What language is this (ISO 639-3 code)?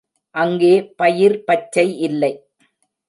tam